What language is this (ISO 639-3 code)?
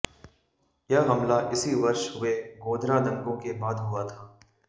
hin